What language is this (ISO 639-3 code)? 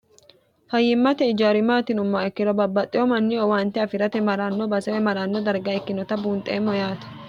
sid